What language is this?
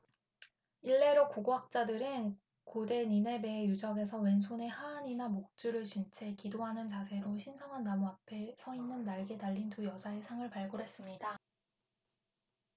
Korean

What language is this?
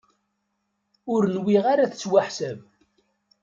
Kabyle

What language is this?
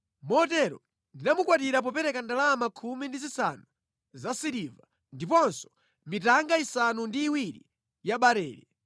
Nyanja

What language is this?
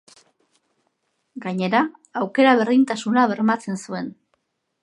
Basque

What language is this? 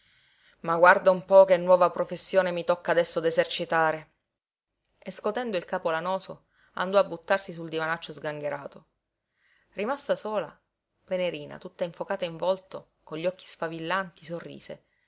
Italian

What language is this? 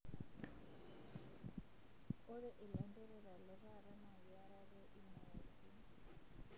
Masai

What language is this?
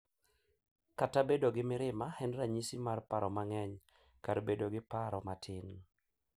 Luo (Kenya and Tanzania)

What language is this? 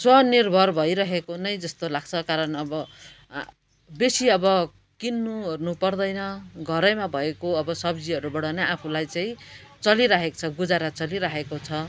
Nepali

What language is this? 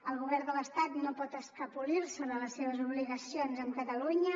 Catalan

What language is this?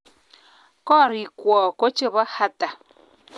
Kalenjin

